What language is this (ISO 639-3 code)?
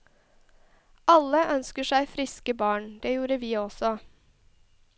nor